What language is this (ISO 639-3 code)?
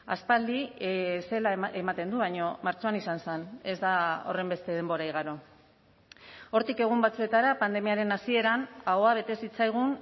eus